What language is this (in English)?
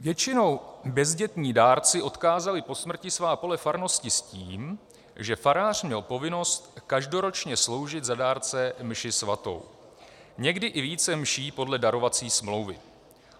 Czech